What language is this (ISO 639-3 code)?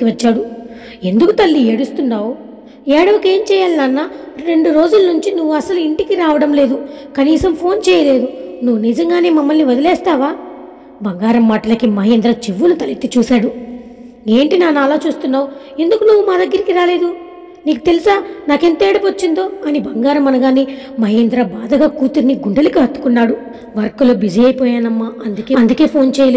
tel